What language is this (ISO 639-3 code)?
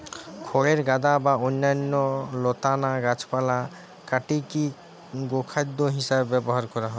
ben